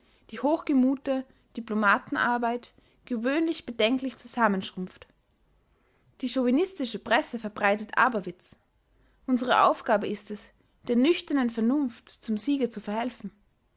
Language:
German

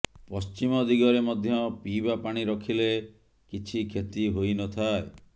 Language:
Odia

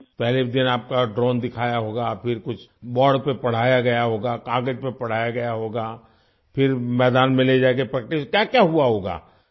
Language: Urdu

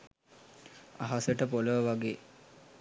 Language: Sinhala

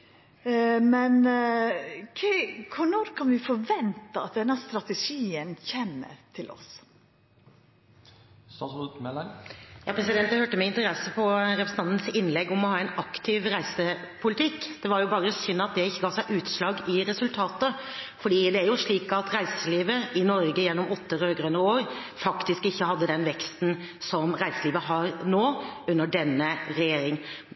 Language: Norwegian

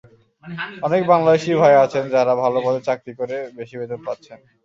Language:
Bangla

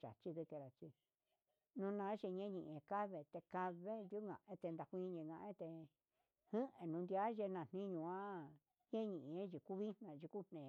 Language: Huitepec Mixtec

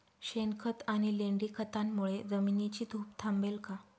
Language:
Marathi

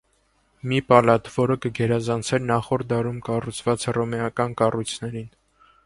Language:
Armenian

